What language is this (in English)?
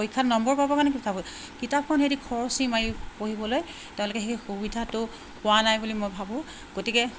Assamese